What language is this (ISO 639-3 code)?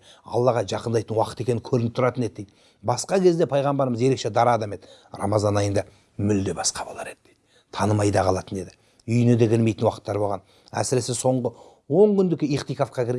tur